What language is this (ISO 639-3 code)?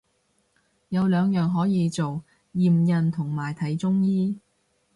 yue